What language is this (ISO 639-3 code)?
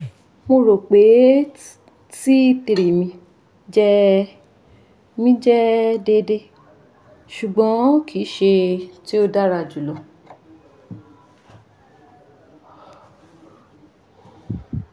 yor